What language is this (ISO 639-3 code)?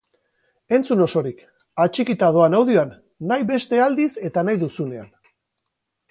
eus